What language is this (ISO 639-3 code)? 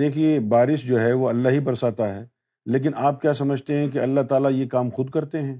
urd